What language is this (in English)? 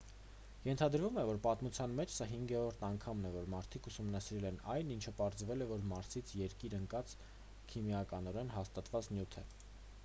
Armenian